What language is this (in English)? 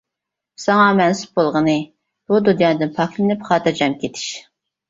Uyghur